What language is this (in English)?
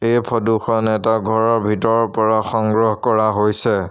Assamese